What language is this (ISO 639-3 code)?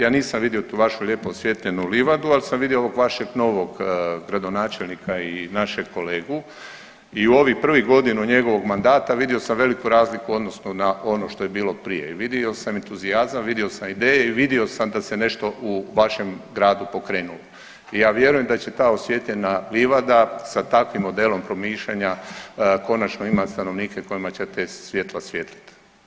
hrv